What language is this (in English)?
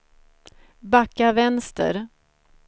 Swedish